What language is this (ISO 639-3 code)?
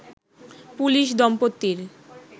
ben